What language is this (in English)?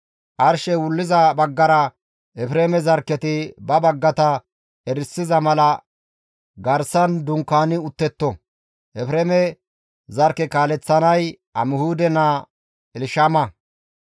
Gamo